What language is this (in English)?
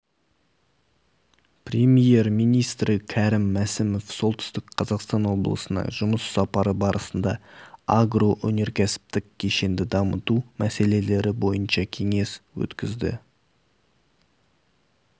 Kazakh